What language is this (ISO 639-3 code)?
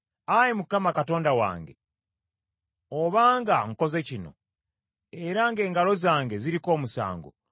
lug